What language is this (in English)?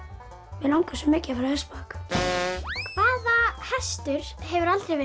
Icelandic